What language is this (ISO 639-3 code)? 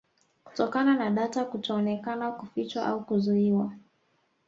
swa